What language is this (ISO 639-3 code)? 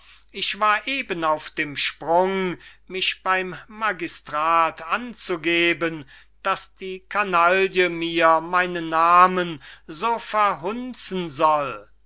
deu